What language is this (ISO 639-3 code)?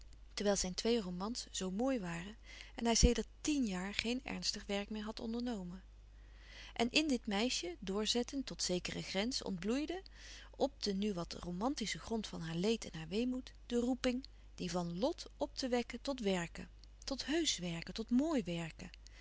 nld